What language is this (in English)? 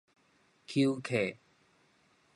Min Nan Chinese